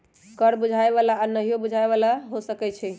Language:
Magahi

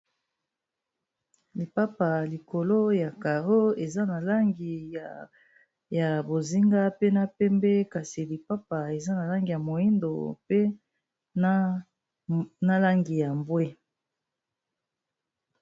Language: Lingala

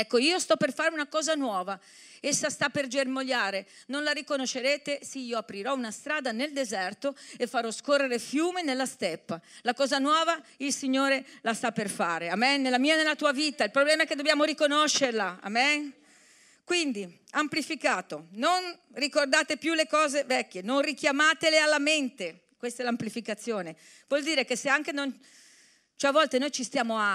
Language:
Italian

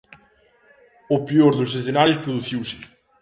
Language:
Galician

